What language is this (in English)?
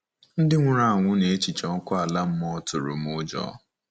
Igbo